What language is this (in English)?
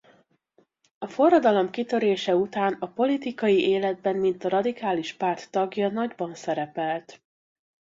Hungarian